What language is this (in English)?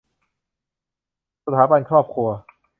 Thai